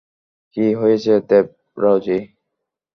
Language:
Bangla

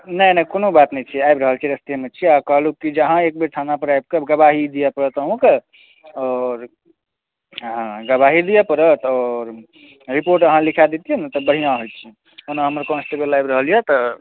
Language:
Maithili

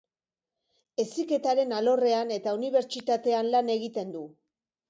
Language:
Basque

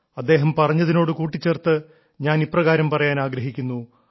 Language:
Malayalam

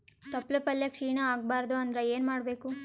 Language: Kannada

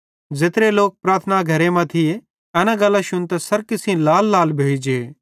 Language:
Bhadrawahi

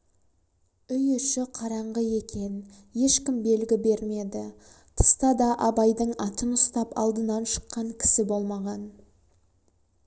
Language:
Kazakh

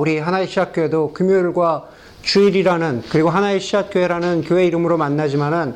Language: Korean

